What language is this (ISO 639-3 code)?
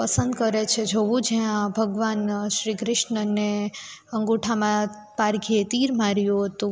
guj